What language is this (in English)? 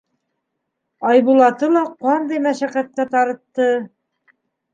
Bashkir